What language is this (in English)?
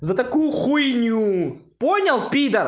Russian